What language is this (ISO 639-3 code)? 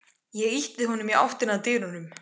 isl